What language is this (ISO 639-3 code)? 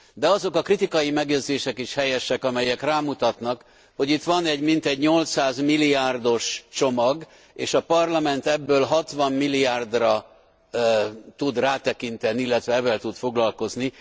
hun